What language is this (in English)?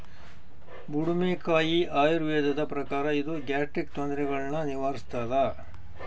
Kannada